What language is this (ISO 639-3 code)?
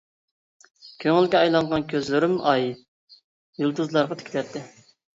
uig